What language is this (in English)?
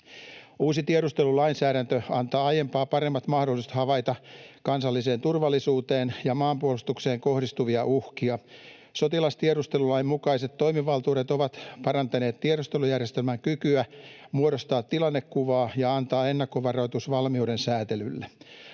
Finnish